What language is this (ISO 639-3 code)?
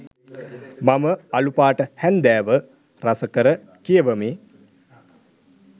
sin